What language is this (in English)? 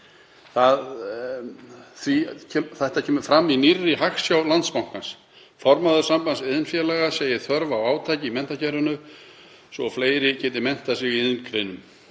Icelandic